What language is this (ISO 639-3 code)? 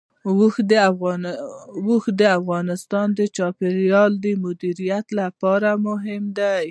pus